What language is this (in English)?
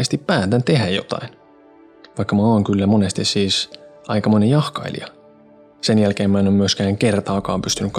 Finnish